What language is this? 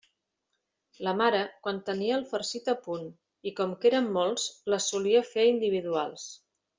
Catalan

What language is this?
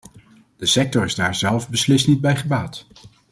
Dutch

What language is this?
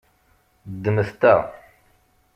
Kabyle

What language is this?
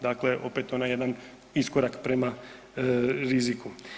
Croatian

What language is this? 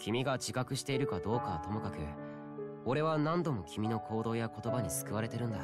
Japanese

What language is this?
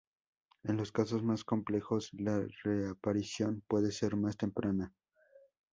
Spanish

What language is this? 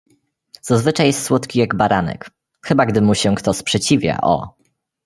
Polish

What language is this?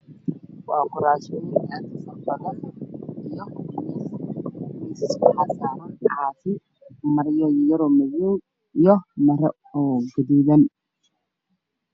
Somali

